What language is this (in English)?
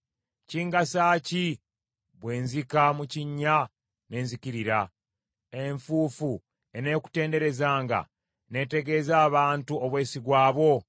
Ganda